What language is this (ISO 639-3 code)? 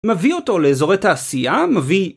heb